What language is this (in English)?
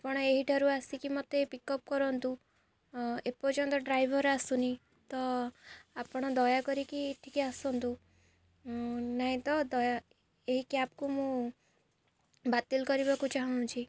Odia